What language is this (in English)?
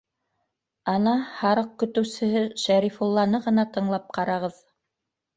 Bashkir